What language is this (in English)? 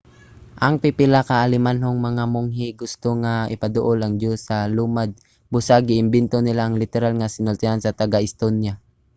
Cebuano